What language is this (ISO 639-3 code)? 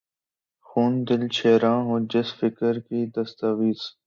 urd